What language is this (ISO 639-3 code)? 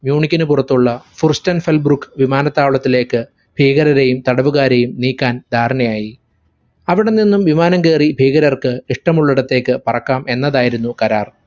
mal